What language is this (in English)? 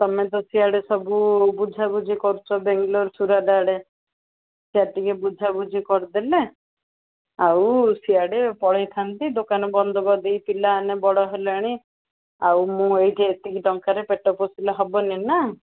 Odia